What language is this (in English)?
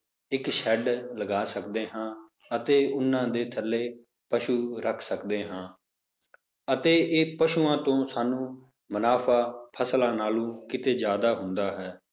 Punjabi